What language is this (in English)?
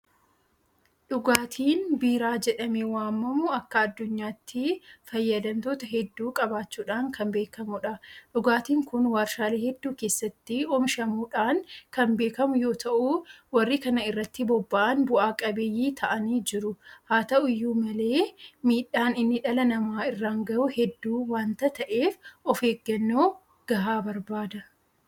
Oromo